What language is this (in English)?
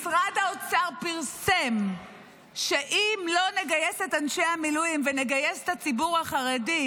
Hebrew